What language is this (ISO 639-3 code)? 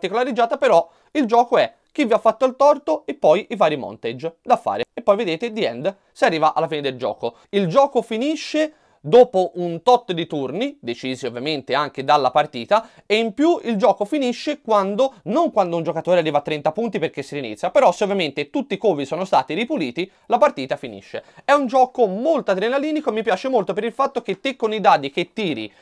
ita